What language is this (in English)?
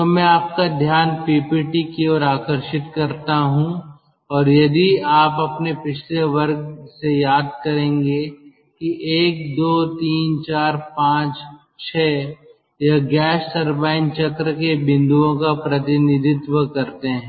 Hindi